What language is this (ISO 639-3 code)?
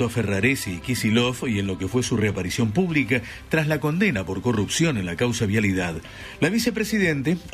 spa